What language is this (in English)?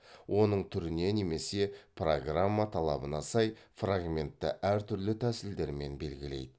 Kazakh